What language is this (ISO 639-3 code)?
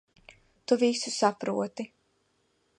lav